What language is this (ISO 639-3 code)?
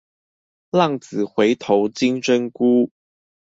zho